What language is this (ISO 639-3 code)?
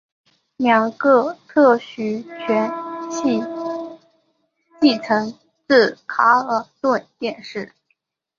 zho